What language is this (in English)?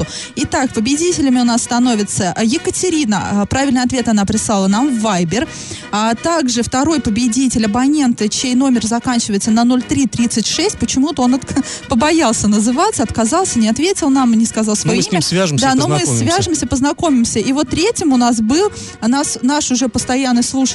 Russian